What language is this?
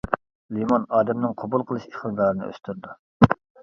Uyghur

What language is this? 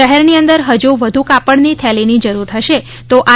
Gujarati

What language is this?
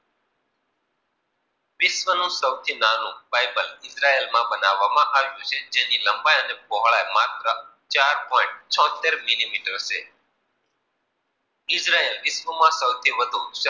Gujarati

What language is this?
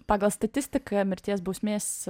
Lithuanian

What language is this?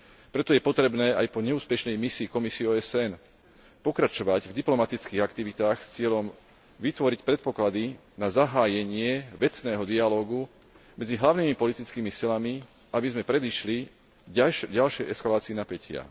Slovak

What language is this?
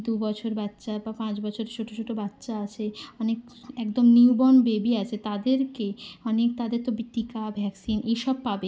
Bangla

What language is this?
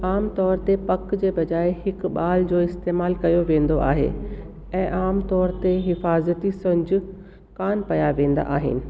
Sindhi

